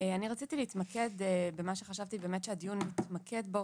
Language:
Hebrew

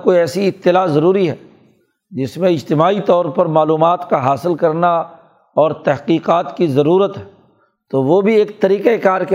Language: Urdu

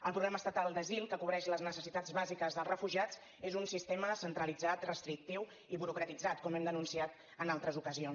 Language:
Catalan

